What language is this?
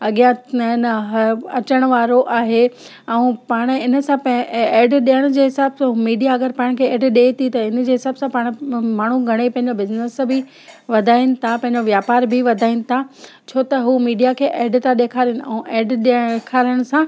Sindhi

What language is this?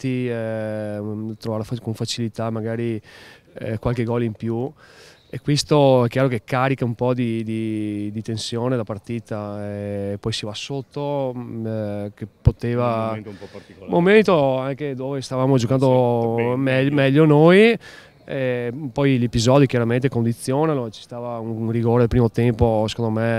Italian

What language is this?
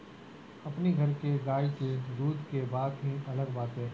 Bhojpuri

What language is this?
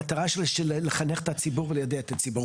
Hebrew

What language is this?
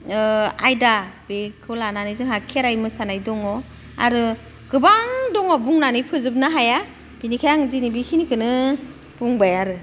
Bodo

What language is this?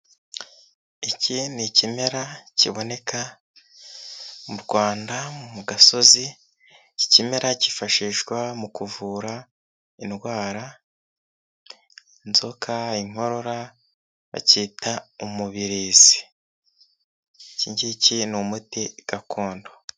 Kinyarwanda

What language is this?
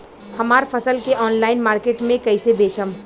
Bhojpuri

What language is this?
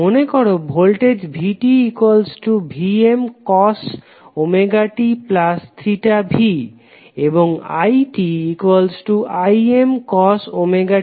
Bangla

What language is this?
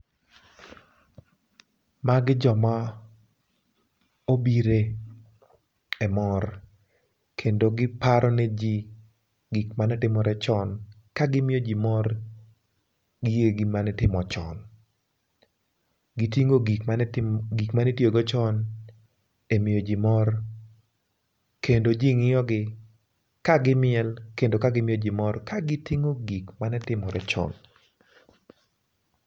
Luo (Kenya and Tanzania)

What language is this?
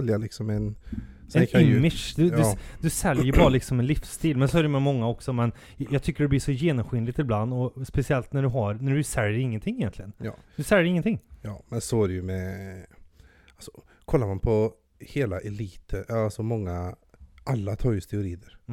Swedish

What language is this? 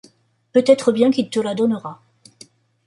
French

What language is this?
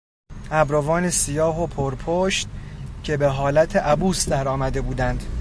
Persian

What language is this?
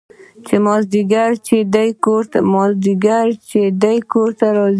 Pashto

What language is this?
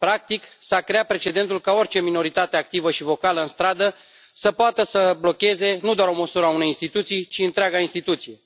Romanian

